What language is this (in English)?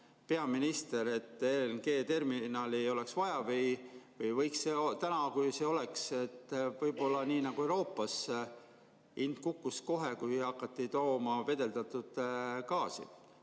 Estonian